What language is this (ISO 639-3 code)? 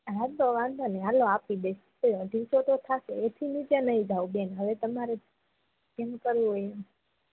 guj